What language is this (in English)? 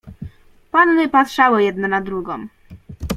Polish